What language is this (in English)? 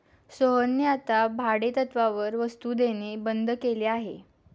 Marathi